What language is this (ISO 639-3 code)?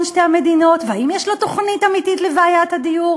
heb